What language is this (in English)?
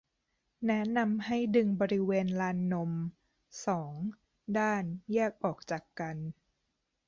Thai